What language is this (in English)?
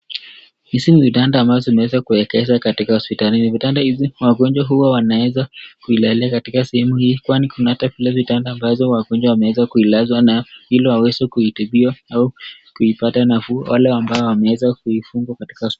Swahili